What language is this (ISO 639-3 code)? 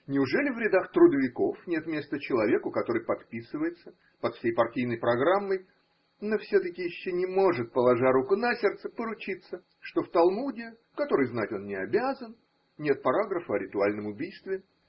rus